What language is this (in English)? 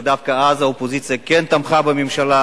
Hebrew